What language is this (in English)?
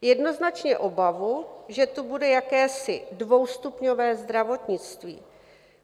Czech